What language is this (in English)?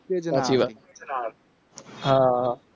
Gujarati